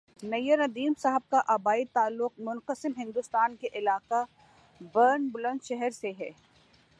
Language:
Urdu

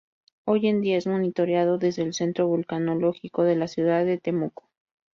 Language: Spanish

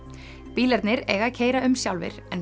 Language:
Icelandic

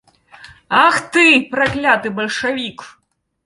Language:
Belarusian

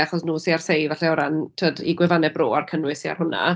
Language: Welsh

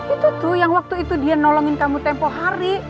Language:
Indonesian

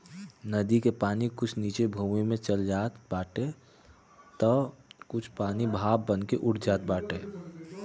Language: Bhojpuri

